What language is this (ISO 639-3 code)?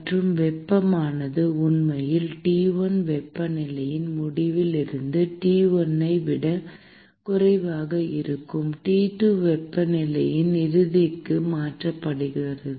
tam